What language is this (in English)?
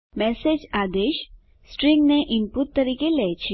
Gujarati